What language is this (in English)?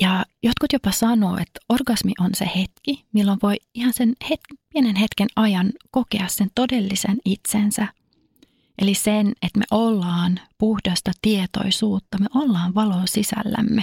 Finnish